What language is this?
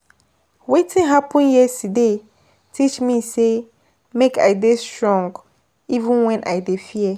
Nigerian Pidgin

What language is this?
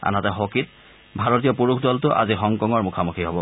Assamese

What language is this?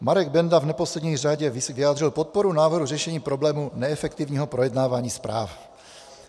Czech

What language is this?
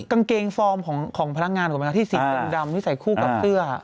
Thai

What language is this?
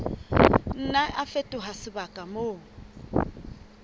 Southern Sotho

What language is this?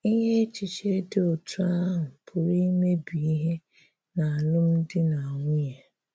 Igbo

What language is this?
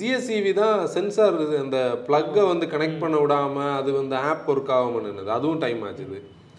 Tamil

